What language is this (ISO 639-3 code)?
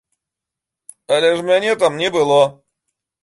bel